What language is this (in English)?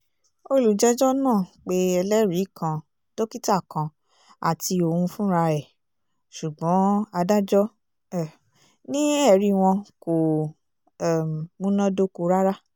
Yoruba